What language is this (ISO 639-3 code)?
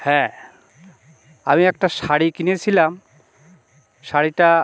ben